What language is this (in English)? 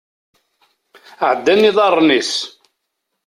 Kabyle